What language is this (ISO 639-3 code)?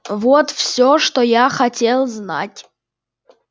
rus